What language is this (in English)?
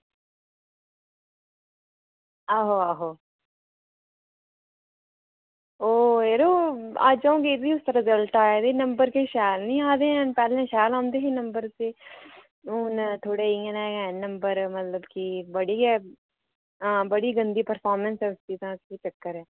Dogri